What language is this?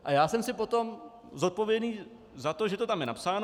Czech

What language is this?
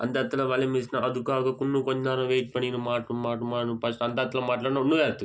Tamil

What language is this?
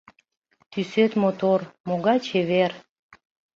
Mari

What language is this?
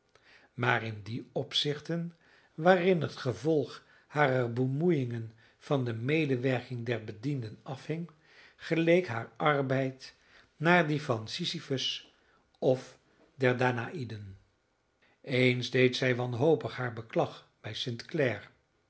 Dutch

